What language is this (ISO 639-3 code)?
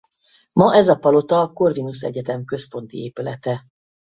hun